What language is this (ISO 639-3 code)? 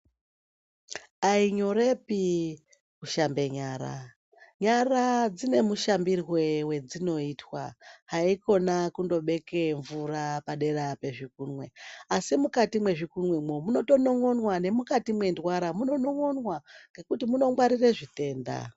ndc